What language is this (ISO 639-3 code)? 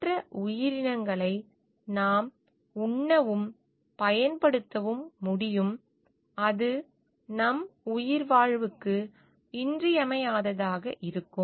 tam